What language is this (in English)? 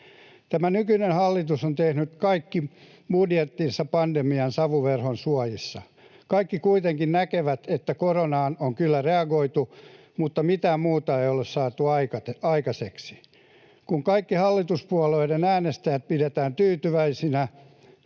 Finnish